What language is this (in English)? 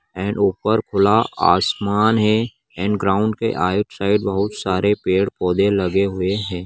Magahi